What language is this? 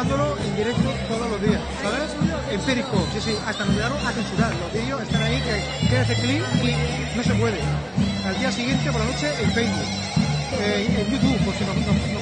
Spanish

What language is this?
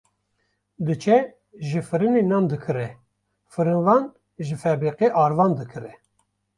Kurdish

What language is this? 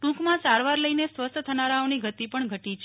Gujarati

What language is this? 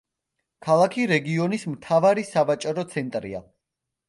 Georgian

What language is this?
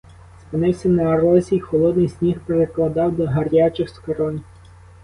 Ukrainian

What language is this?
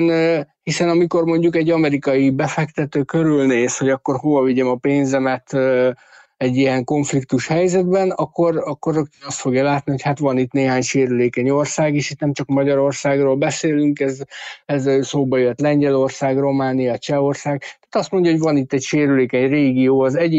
Hungarian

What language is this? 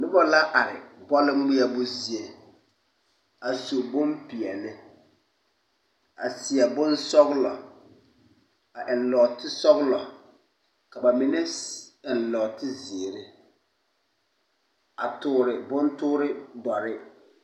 Southern Dagaare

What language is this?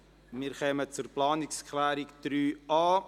Swiss German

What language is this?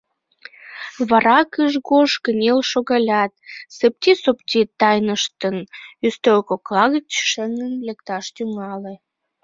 Mari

